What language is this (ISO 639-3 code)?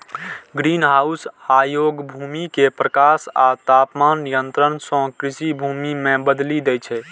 mai